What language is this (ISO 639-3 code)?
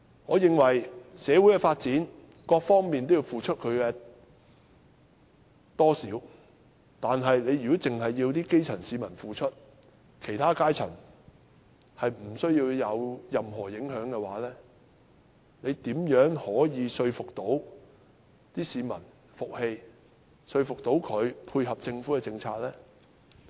yue